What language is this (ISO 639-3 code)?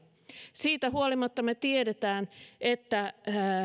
fin